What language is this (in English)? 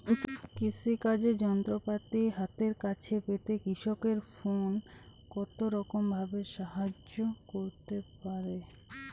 Bangla